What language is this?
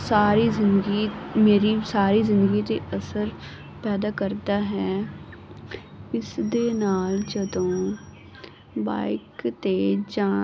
Punjabi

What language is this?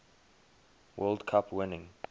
English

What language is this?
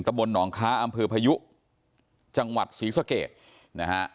Thai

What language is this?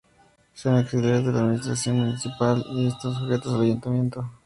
Spanish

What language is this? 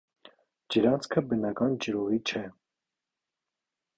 Armenian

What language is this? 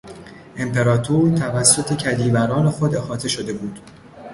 Persian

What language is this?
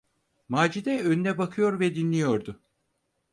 Turkish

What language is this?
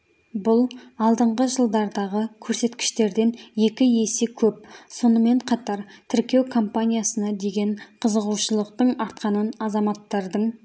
Kazakh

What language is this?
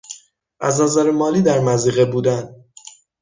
Persian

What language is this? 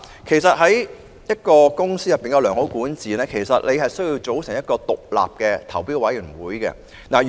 Cantonese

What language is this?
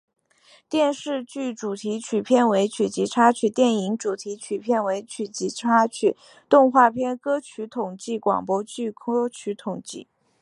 Chinese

